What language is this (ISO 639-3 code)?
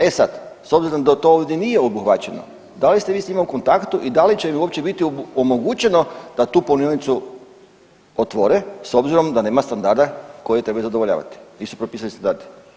hrv